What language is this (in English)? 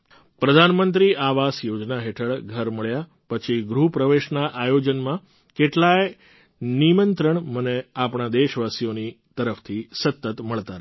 Gujarati